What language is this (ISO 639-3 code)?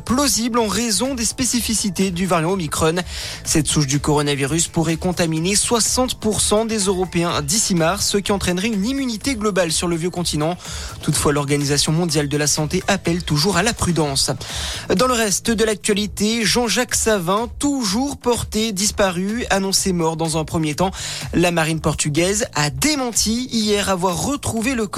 fra